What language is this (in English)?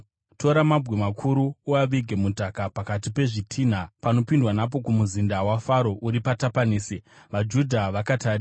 Shona